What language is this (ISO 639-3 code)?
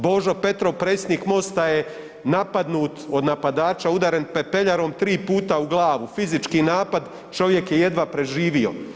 hrv